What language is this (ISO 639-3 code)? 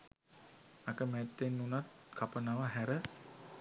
sin